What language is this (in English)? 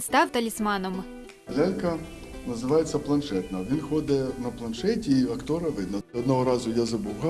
Ukrainian